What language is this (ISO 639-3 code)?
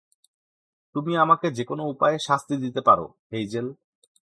ben